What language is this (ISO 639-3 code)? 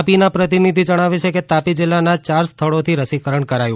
guj